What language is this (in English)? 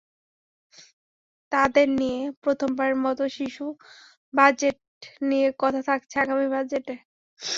Bangla